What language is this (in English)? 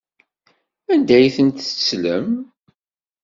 Kabyle